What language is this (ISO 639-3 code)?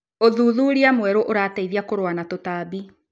kik